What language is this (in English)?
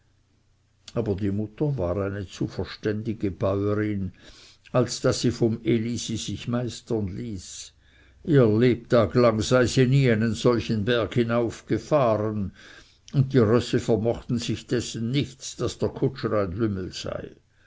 German